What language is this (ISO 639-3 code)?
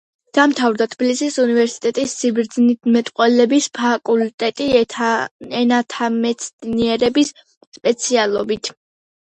kat